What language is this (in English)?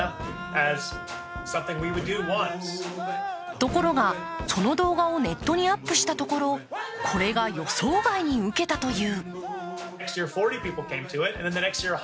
Japanese